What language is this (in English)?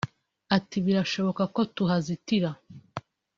Kinyarwanda